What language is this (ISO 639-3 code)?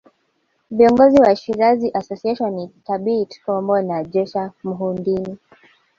swa